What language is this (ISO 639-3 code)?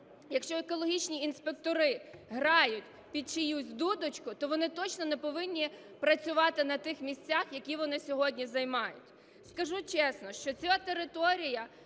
ukr